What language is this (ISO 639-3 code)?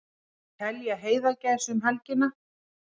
isl